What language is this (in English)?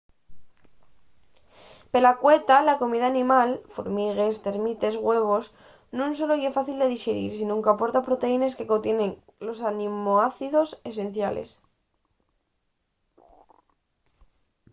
Asturian